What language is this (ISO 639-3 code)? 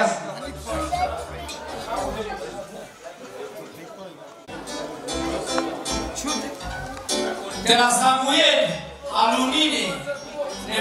ron